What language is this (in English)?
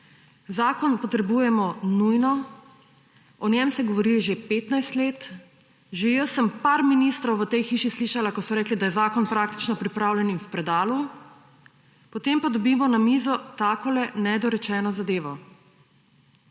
Slovenian